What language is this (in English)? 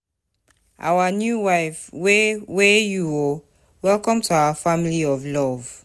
Nigerian Pidgin